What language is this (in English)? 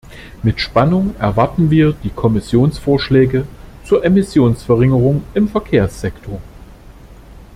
German